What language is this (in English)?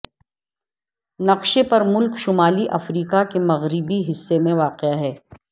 Urdu